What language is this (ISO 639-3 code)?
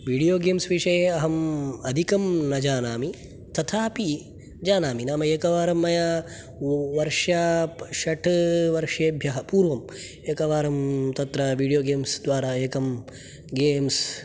san